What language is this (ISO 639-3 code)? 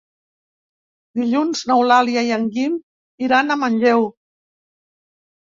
cat